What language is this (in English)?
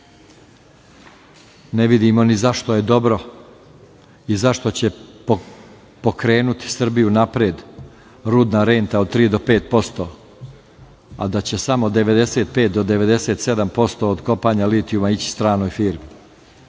Serbian